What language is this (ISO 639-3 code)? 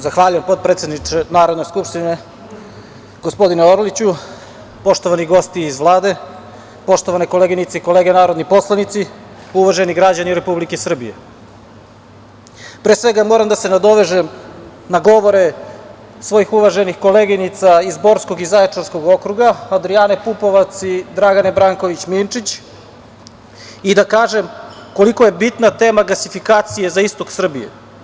srp